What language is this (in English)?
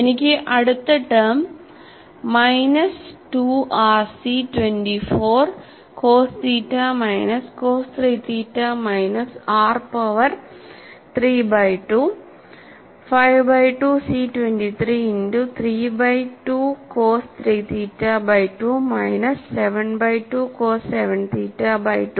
Malayalam